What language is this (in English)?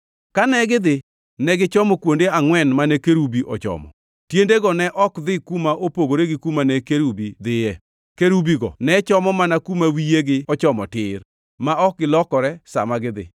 Luo (Kenya and Tanzania)